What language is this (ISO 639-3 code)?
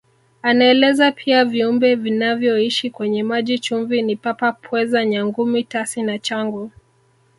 swa